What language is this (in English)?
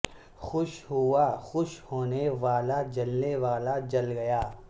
Urdu